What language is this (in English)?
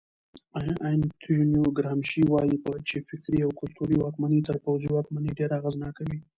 Pashto